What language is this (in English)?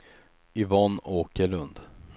Swedish